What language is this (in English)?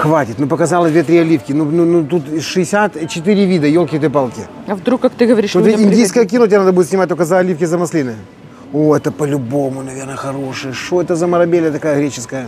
Russian